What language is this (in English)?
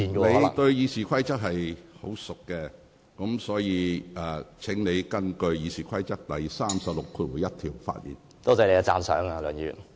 Cantonese